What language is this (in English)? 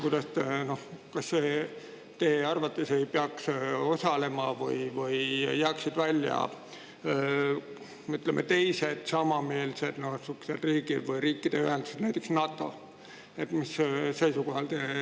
Estonian